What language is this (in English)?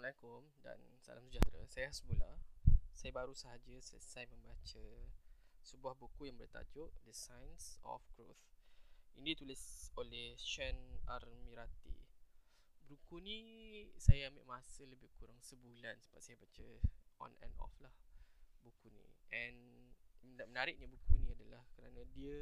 Malay